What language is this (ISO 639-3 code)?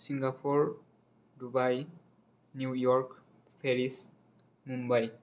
brx